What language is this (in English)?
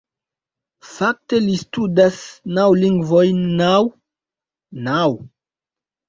Esperanto